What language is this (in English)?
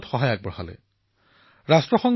Assamese